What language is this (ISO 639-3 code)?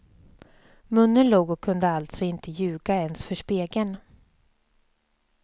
swe